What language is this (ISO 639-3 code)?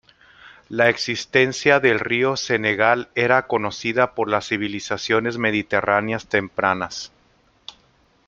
spa